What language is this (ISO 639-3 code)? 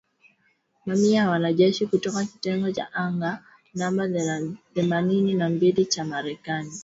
swa